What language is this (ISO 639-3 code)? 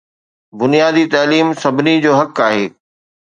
snd